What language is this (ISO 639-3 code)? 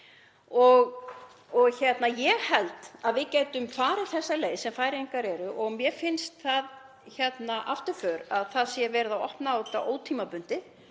isl